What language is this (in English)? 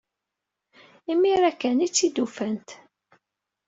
Kabyle